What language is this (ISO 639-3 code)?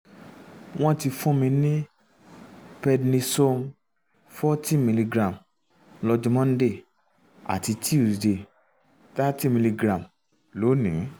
yor